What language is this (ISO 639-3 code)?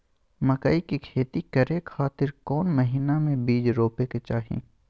mag